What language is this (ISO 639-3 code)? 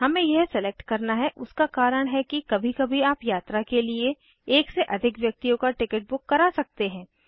hin